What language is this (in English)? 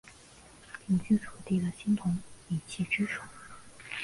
Chinese